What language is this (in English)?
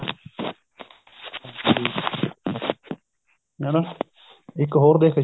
Punjabi